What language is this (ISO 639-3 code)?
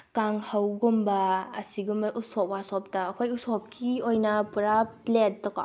mni